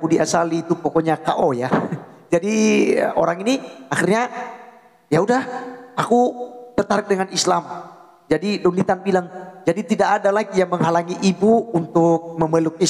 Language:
Indonesian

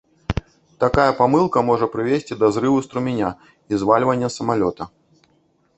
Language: Belarusian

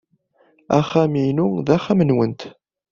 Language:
Kabyle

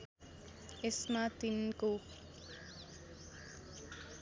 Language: Nepali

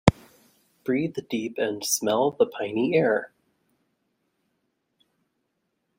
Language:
English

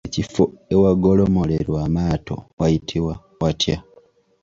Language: Ganda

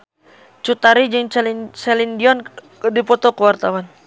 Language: Sundanese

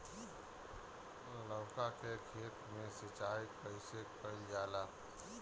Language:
Bhojpuri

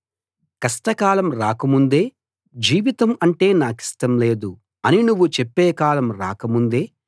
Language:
Telugu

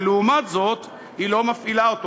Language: Hebrew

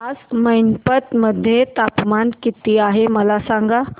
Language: Marathi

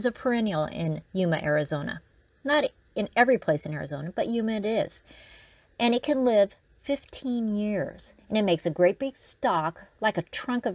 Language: English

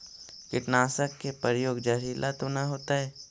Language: Magahi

